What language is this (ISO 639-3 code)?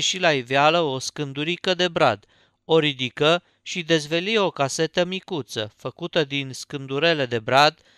ron